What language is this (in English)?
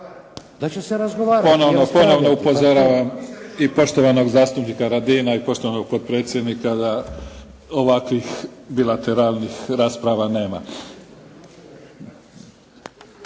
Croatian